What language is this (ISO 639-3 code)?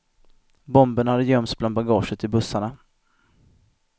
swe